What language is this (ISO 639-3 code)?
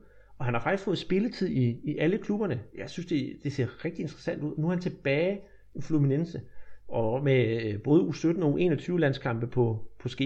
dan